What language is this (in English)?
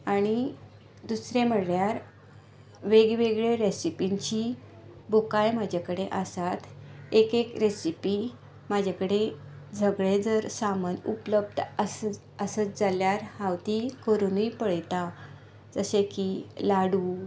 Konkani